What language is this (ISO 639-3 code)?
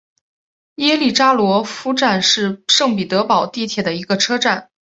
zho